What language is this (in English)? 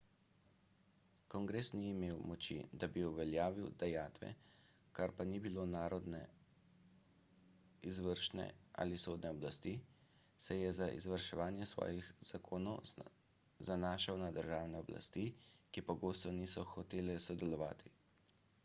Slovenian